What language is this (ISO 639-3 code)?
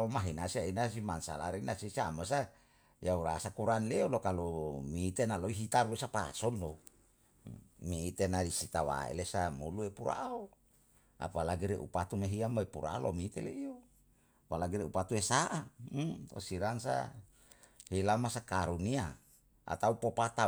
jal